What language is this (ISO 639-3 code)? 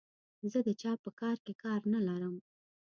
pus